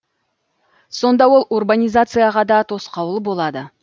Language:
Kazakh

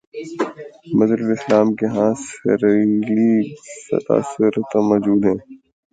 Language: Urdu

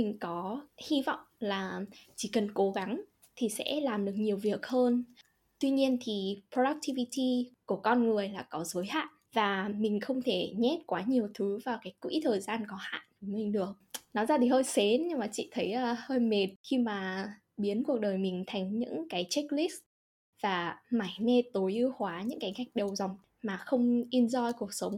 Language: Vietnamese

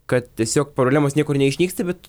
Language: Lithuanian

